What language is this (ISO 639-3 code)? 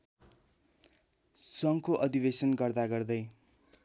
nep